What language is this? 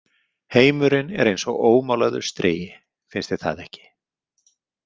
Icelandic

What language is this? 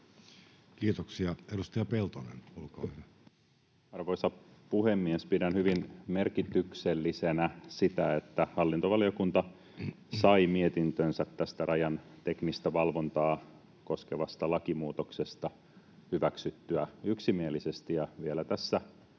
Finnish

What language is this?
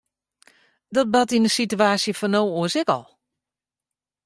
Western Frisian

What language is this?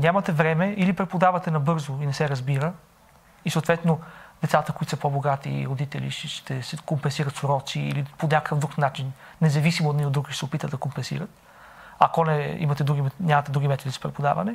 Bulgarian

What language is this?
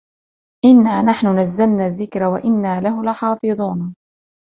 Arabic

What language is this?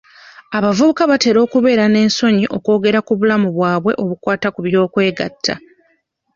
Ganda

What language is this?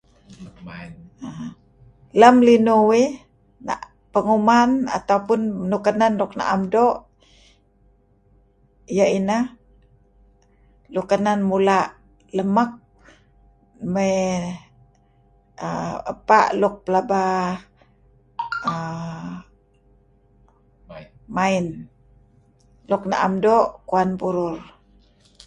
Kelabit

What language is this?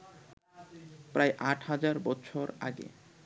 Bangla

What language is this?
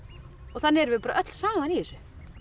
Icelandic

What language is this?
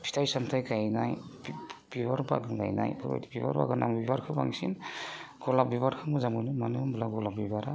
Bodo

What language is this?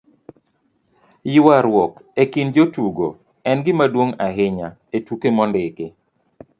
Luo (Kenya and Tanzania)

